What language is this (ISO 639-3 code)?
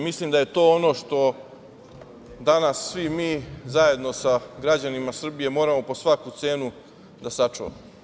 srp